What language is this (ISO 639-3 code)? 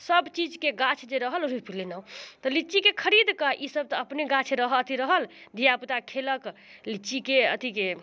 mai